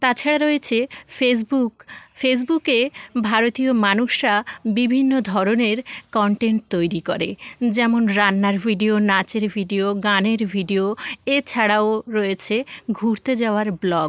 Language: Bangla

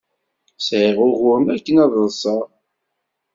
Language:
Kabyle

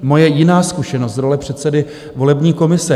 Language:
Czech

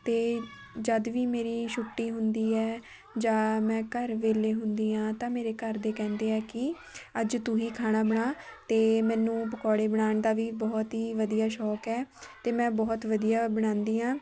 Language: Punjabi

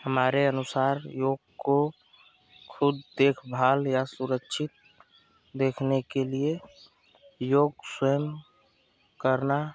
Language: Hindi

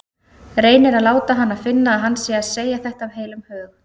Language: Icelandic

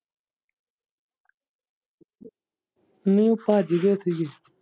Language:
Punjabi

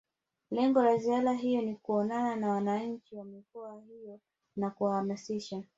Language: Swahili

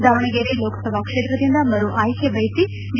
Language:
Kannada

